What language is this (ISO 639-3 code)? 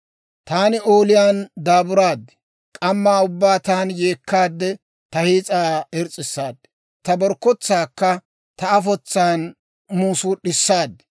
dwr